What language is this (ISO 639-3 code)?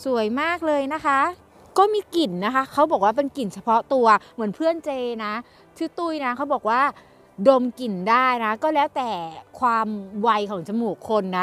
tha